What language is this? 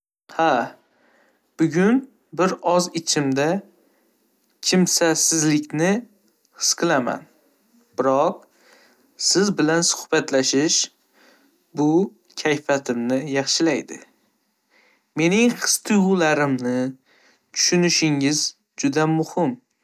Uzbek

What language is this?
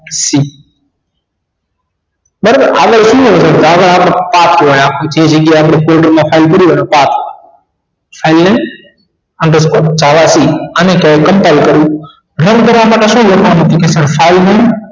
Gujarati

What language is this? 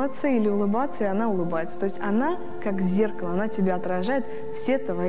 Russian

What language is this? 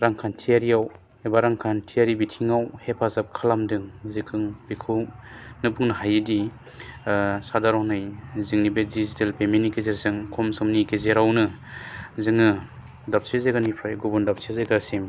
Bodo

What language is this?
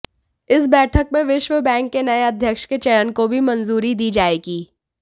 Hindi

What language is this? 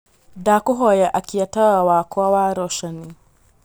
Kikuyu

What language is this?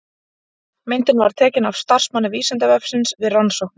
Icelandic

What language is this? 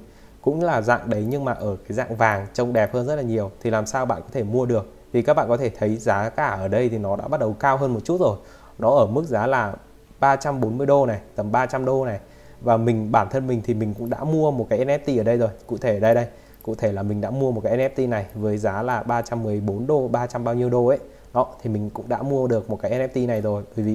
Vietnamese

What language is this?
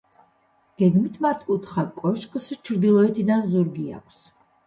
Georgian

